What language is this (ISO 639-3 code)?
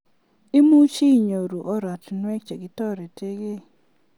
kln